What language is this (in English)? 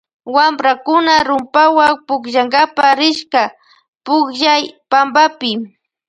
Loja Highland Quichua